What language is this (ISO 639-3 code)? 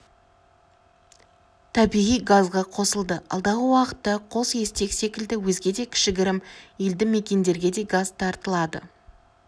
kaz